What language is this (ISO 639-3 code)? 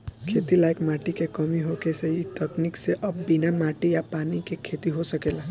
bho